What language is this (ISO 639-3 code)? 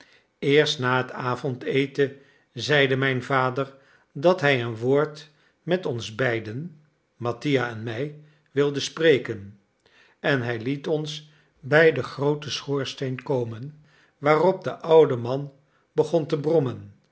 nld